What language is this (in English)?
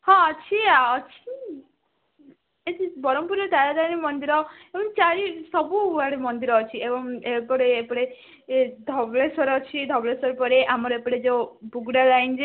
Odia